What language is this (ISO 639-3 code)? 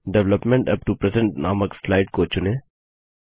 hin